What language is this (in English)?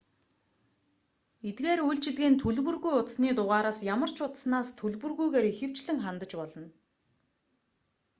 Mongolian